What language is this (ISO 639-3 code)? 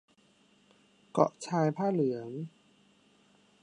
tha